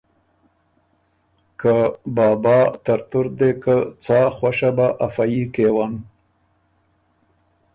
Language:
Ormuri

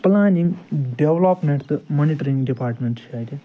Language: Kashmiri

